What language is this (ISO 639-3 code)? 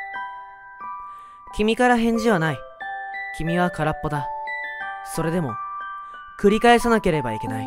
jpn